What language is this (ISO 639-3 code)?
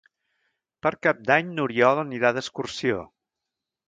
cat